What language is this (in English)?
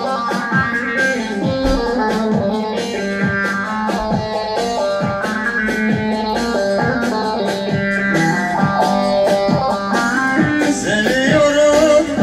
Turkish